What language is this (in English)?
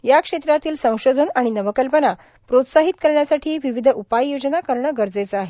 Marathi